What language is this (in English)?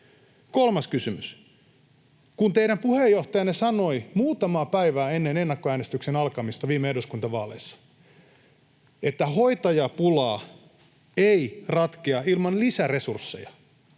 Finnish